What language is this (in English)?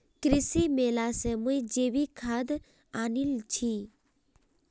Magahi